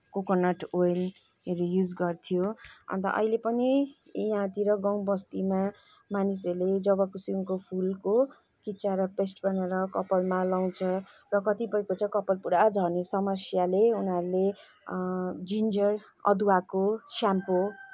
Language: Nepali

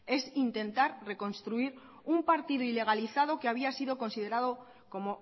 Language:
Spanish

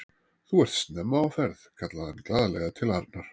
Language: Icelandic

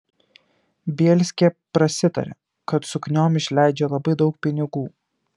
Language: Lithuanian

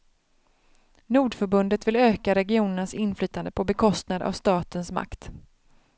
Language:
Swedish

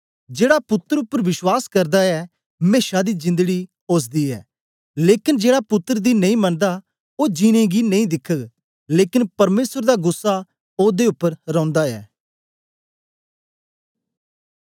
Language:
Dogri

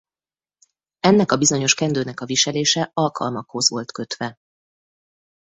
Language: Hungarian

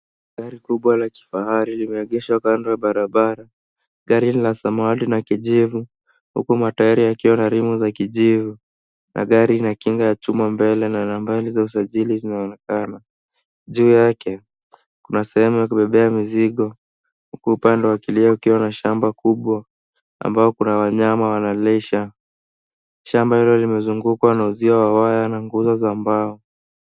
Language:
Swahili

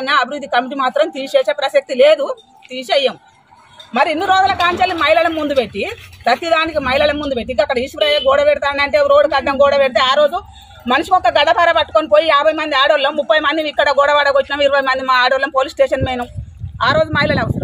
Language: Telugu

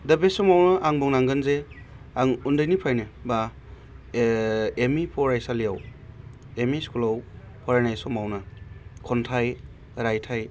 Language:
Bodo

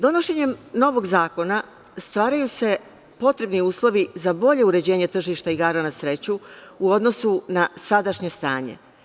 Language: Serbian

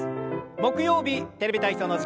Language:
Japanese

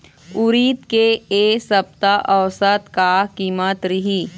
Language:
Chhattisgarhi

